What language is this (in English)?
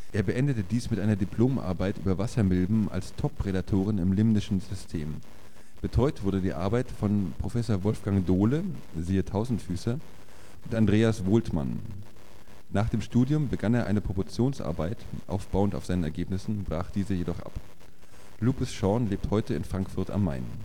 German